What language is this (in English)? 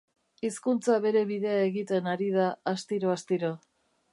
Basque